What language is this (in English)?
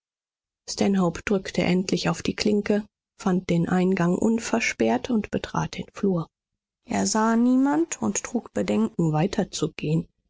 German